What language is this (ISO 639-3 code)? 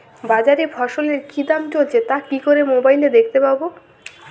ben